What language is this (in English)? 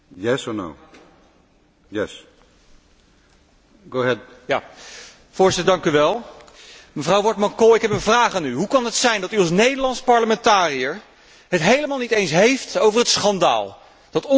Dutch